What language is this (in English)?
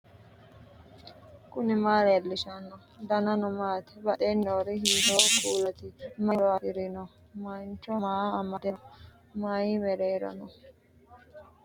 Sidamo